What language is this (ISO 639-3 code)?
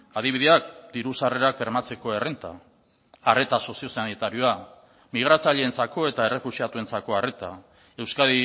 eus